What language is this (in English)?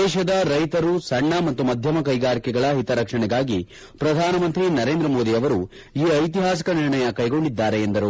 Kannada